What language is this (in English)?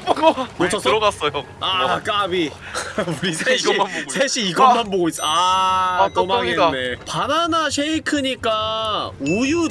Korean